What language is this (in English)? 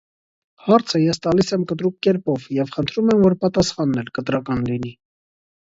Armenian